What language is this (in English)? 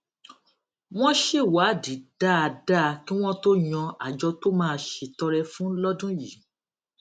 Yoruba